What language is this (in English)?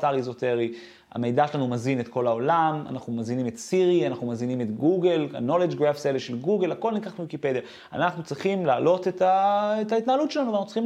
Hebrew